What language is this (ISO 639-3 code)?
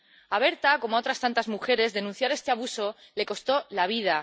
spa